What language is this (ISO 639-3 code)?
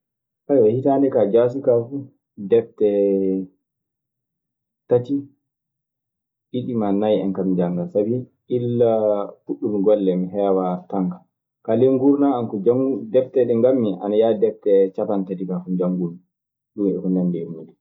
ffm